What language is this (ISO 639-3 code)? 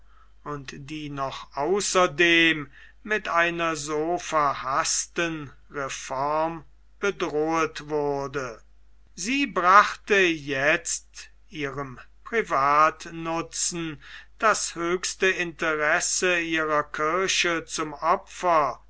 deu